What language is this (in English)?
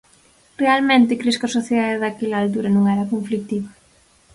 Galician